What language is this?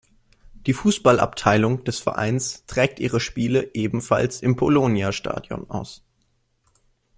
German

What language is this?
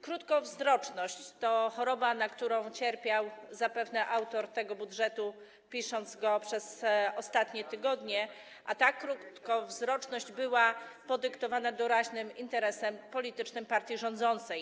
Polish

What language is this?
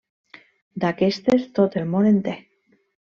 Catalan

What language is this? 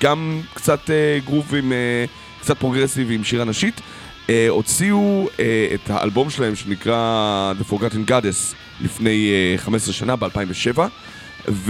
Hebrew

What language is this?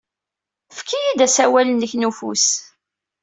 Kabyle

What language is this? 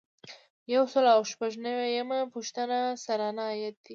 Pashto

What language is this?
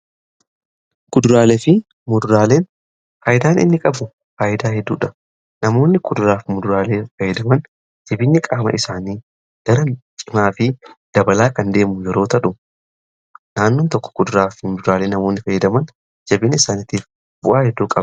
Oromo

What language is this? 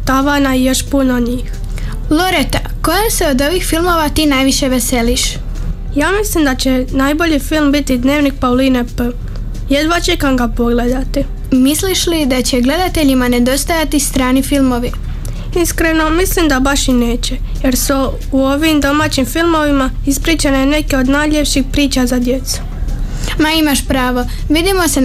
Croatian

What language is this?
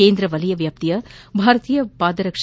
Kannada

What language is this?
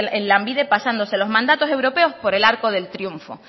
Spanish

